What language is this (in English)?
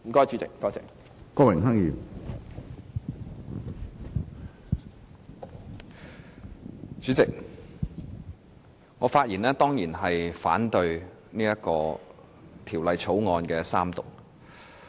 Cantonese